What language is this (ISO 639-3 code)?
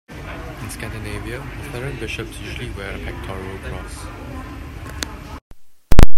eng